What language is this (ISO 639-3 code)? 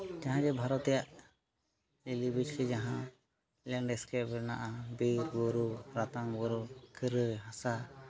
sat